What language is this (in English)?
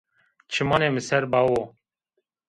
Zaza